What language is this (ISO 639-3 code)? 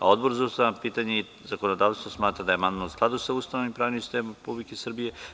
srp